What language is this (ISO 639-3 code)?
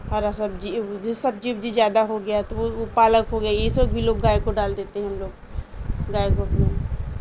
urd